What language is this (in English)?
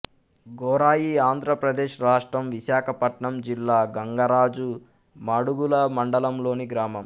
Telugu